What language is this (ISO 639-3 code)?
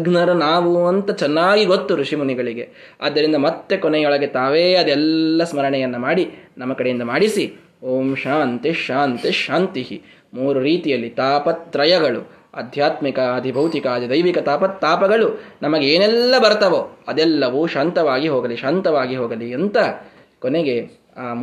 kan